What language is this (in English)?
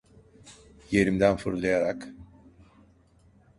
Turkish